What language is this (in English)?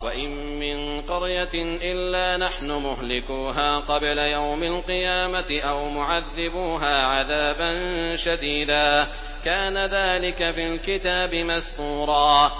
Arabic